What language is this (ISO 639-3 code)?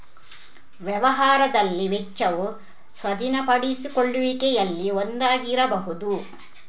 kan